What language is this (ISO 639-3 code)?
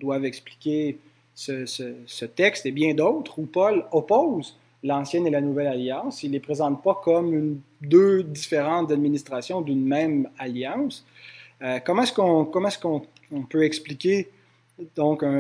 fra